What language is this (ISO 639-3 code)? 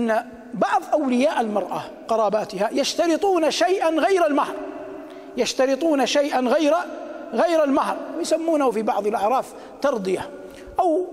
ara